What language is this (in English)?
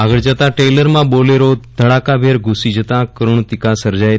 Gujarati